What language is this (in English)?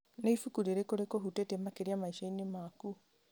Kikuyu